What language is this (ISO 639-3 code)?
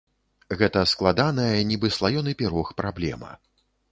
bel